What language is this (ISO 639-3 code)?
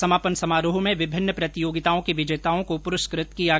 hin